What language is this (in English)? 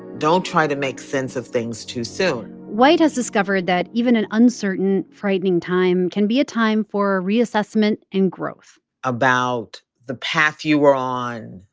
English